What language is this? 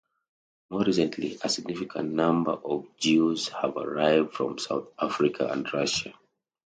English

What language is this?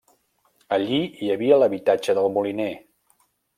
Catalan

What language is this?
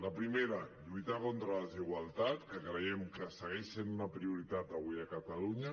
Catalan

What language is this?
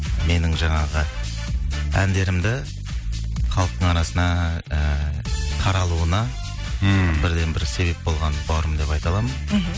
Kazakh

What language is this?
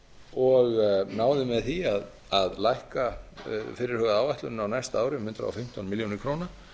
Icelandic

